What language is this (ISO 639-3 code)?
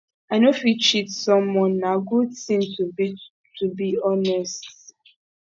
pcm